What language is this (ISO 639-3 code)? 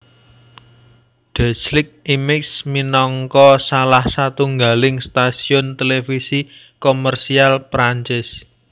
jav